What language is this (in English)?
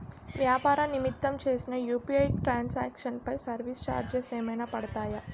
Telugu